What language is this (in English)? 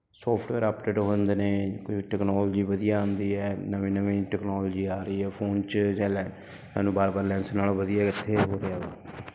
Punjabi